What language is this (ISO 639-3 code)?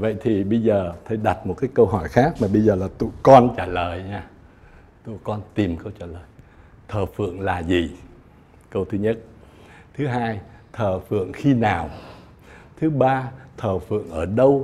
vie